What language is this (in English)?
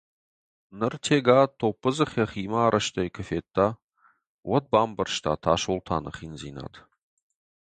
Ossetic